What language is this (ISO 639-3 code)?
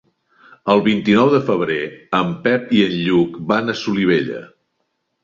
cat